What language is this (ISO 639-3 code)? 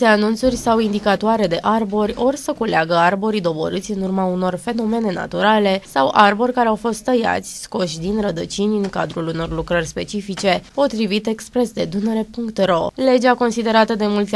ron